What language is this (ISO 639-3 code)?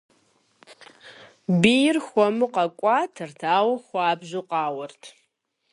kbd